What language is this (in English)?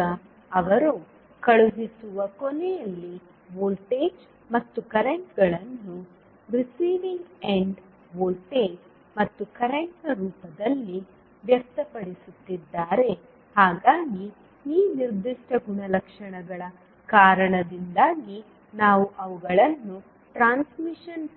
Kannada